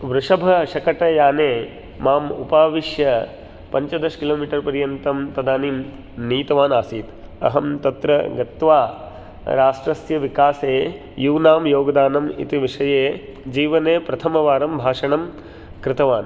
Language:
Sanskrit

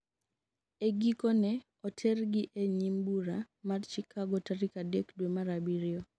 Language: Luo (Kenya and Tanzania)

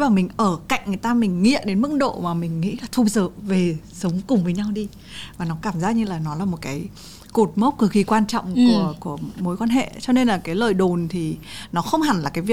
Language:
Vietnamese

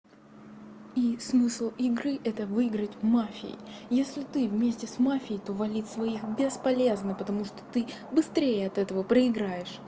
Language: Russian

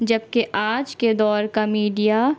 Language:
Urdu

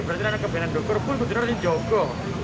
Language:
Indonesian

